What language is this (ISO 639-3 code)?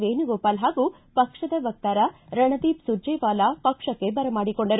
kan